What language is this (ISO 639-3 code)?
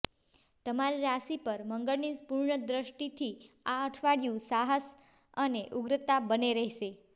guj